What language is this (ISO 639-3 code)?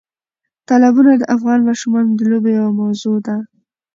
pus